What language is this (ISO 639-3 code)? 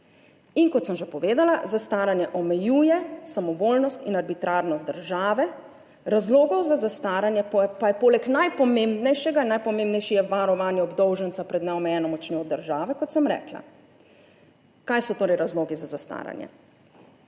slv